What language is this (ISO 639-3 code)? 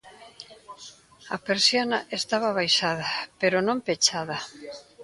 glg